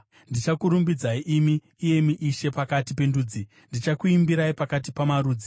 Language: Shona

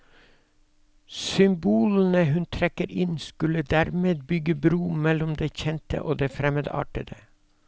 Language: Norwegian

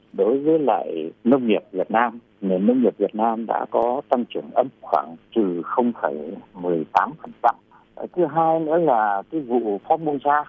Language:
Vietnamese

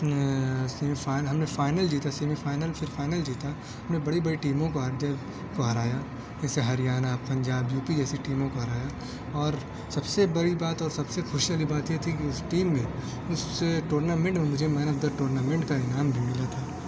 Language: Urdu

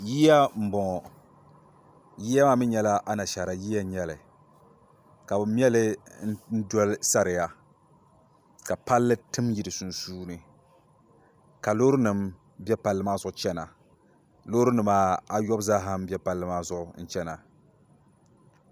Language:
Dagbani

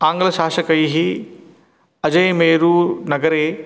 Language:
Sanskrit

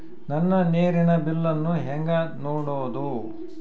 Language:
Kannada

